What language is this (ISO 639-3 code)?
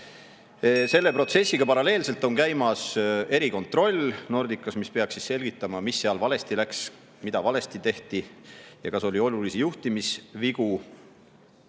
est